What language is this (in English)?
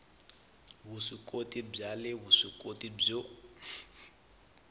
Tsonga